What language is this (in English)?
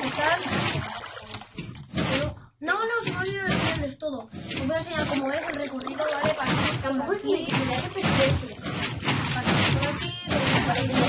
Spanish